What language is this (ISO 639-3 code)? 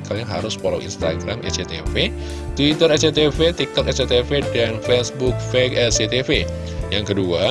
ind